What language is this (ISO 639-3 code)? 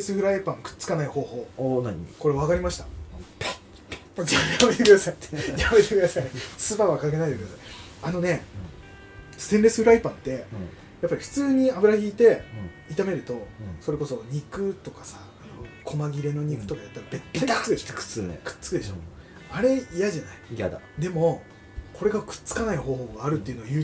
jpn